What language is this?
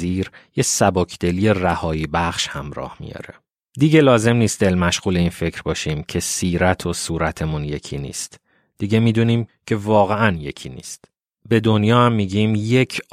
Persian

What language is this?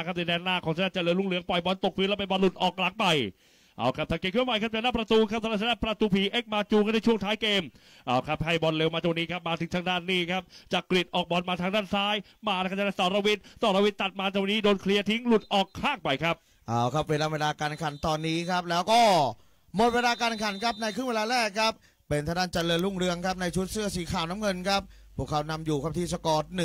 Thai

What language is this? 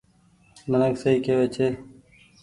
Goaria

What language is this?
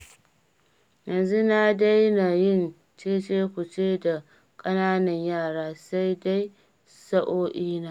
Hausa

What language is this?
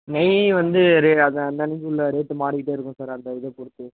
Tamil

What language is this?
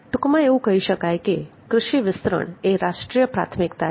Gujarati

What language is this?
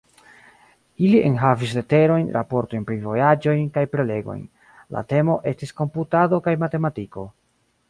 Esperanto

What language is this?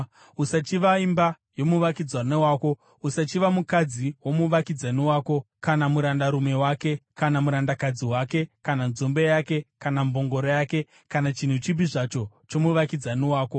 Shona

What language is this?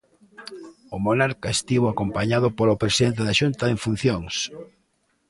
Galician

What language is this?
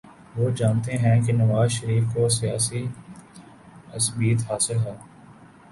Urdu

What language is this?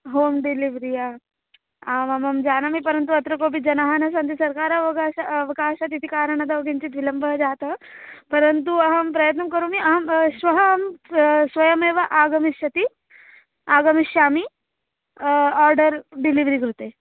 Sanskrit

